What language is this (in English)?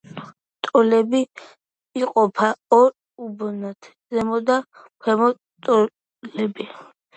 Georgian